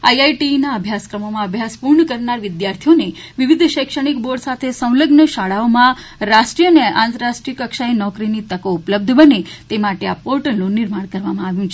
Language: Gujarati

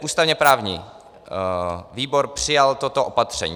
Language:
Czech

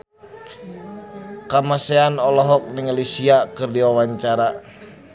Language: Sundanese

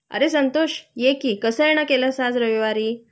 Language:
Marathi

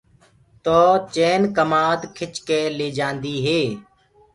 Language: Gurgula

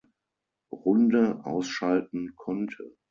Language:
German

